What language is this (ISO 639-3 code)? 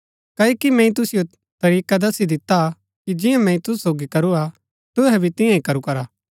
gbk